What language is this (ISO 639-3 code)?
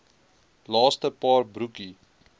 afr